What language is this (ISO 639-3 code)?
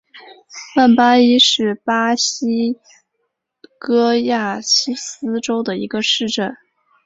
zho